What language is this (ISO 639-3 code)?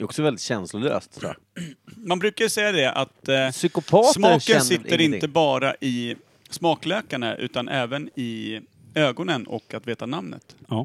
swe